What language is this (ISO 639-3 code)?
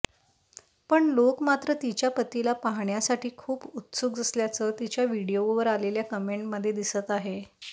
mar